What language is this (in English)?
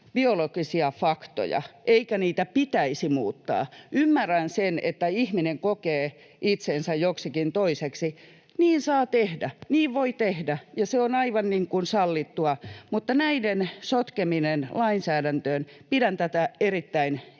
Finnish